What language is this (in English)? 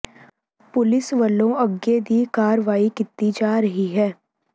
Punjabi